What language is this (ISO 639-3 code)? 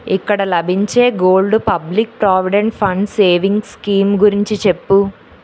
tel